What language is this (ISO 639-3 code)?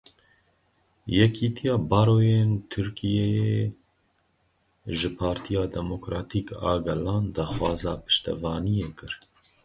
kur